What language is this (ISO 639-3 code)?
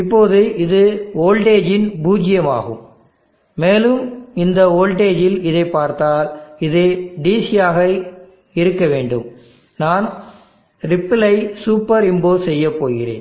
tam